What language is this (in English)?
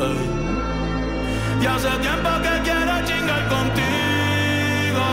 Arabic